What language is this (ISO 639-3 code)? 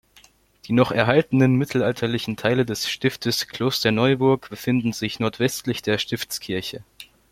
deu